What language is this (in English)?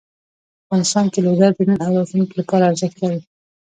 Pashto